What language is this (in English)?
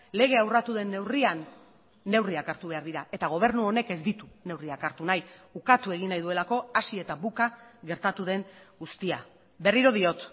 Basque